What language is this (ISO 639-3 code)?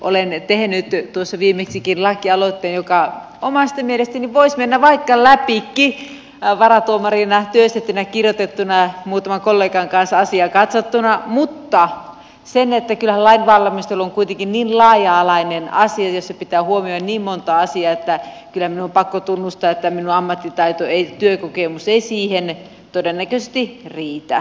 fin